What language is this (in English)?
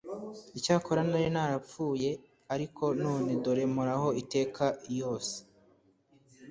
Kinyarwanda